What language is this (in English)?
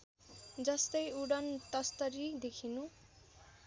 Nepali